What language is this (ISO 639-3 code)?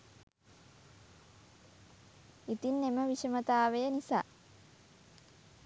sin